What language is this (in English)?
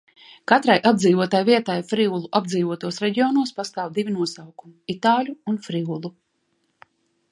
Latvian